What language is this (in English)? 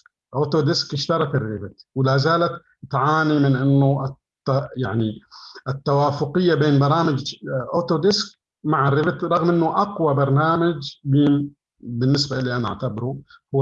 Arabic